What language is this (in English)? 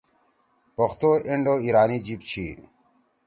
Torwali